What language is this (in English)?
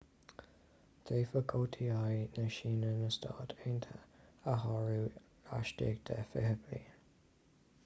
Irish